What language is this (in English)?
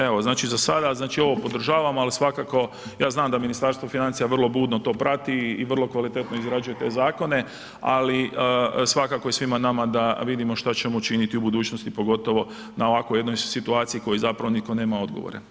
Croatian